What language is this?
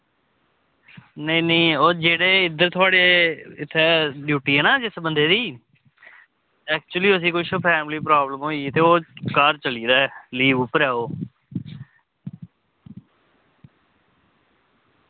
Dogri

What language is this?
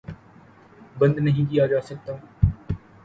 Urdu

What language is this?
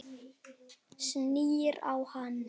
Icelandic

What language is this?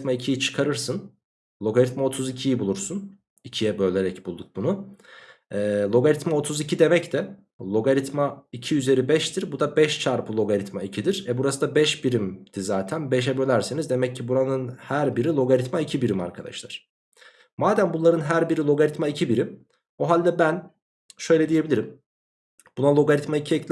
Turkish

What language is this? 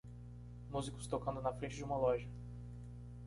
Portuguese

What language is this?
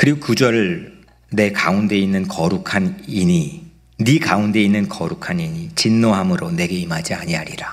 Korean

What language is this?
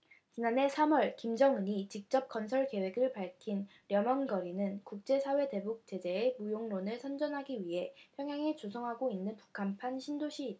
Korean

